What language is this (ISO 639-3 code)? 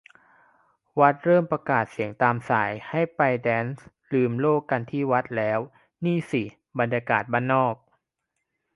tha